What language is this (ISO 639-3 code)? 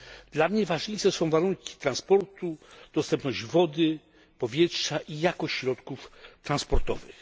pol